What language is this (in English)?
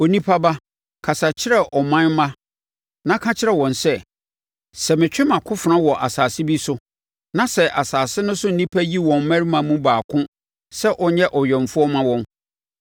Akan